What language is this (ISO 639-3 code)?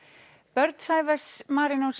isl